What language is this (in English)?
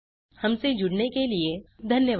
Hindi